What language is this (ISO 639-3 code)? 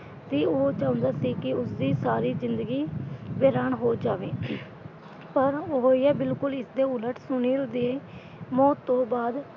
pan